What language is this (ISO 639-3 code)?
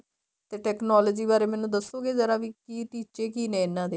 pan